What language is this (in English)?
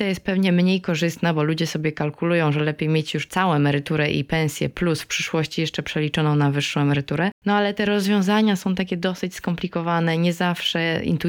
Polish